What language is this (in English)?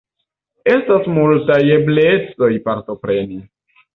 Esperanto